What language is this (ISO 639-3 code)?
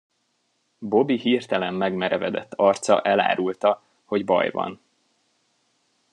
hun